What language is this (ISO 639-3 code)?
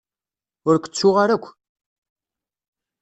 kab